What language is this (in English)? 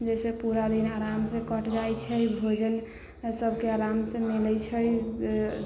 Maithili